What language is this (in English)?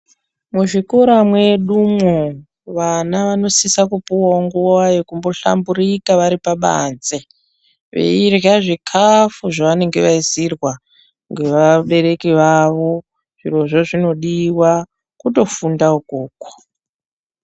Ndau